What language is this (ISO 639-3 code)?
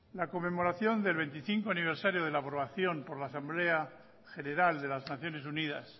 spa